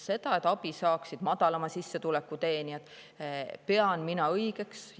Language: Estonian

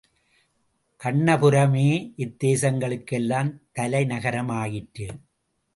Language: Tamil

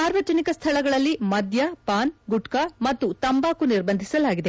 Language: Kannada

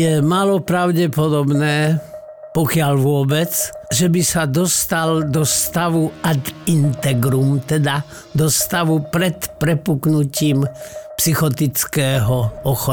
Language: Slovak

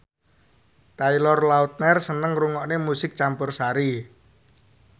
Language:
Javanese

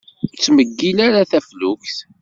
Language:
Kabyle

